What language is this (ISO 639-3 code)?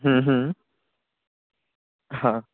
pan